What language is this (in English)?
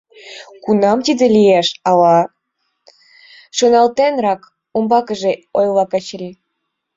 Mari